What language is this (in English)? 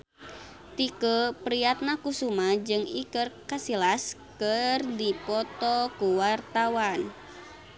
Sundanese